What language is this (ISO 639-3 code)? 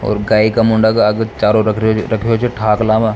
raj